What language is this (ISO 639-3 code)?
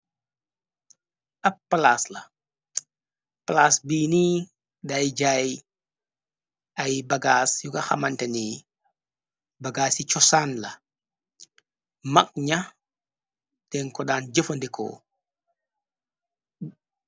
wol